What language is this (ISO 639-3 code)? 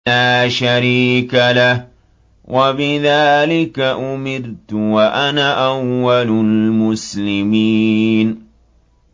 ara